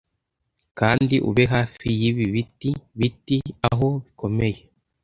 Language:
Kinyarwanda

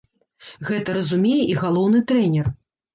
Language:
Belarusian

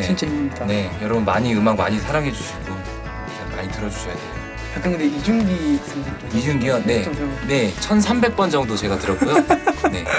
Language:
Korean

